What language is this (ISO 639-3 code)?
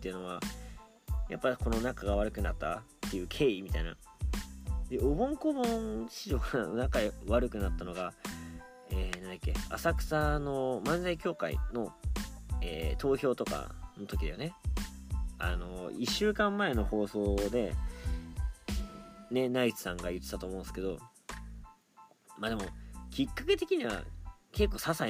jpn